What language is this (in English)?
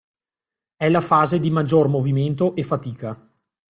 Italian